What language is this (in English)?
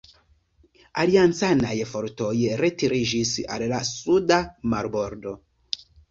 Esperanto